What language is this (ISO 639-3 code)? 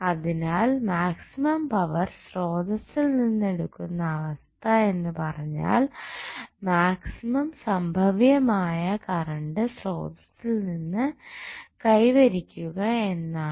mal